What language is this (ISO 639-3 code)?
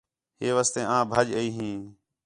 xhe